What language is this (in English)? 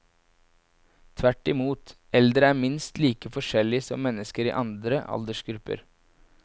Norwegian